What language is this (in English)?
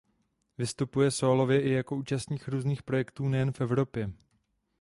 Czech